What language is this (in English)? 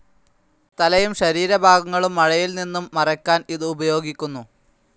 Malayalam